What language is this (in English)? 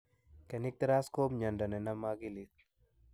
Kalenjin